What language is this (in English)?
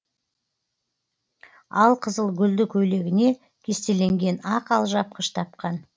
Kazakh